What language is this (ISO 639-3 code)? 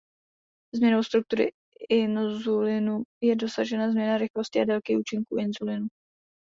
ces